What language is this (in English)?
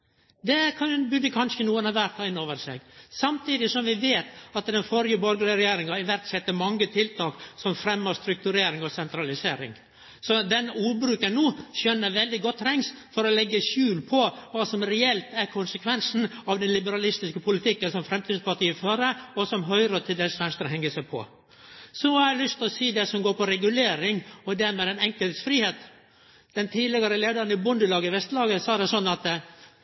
Norwegian Nynorsk